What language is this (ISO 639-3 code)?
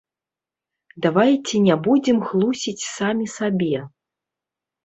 bel